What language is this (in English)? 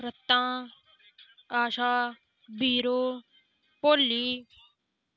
Dogri